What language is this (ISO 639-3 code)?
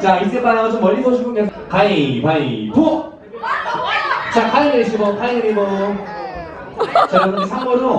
kor